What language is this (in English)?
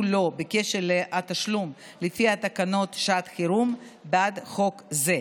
Hebrew